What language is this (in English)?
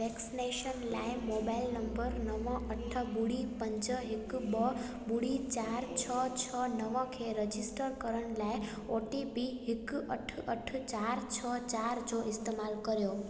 Sindhi